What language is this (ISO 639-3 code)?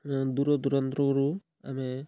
ori